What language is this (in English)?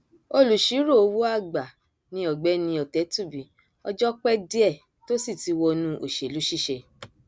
Yoruba